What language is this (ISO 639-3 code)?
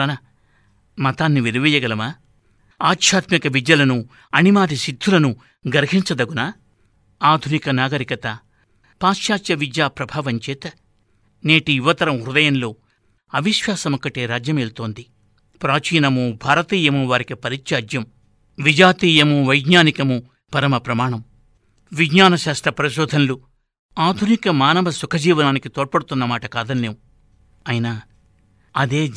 tel